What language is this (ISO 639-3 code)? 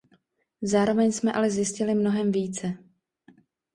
ces